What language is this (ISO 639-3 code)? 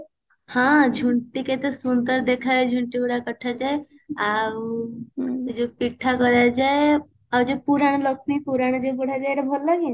ori